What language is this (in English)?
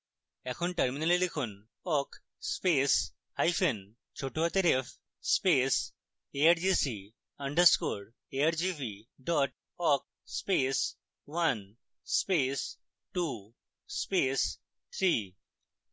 Bangla